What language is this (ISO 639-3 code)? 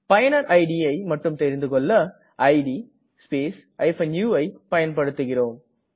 tam